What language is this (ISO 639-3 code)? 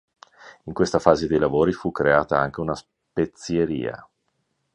ita